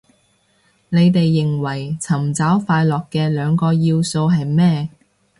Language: Cantonese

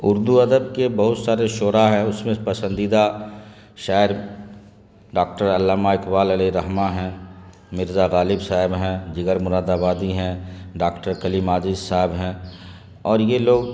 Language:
Urdu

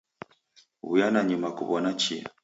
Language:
Taita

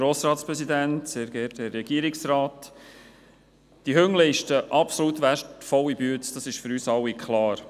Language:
Swiss German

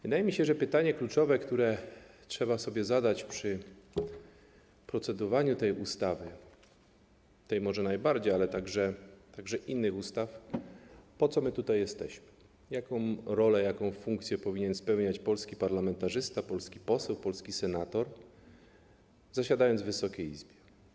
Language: Polish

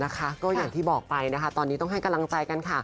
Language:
Thai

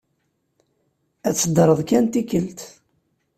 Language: Kabyle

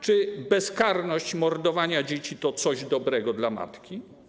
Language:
Polish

